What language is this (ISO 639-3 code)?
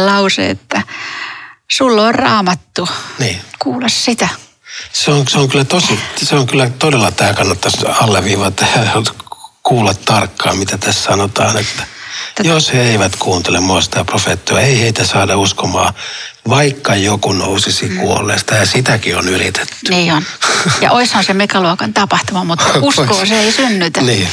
fin